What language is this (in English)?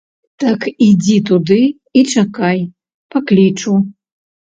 Belarusian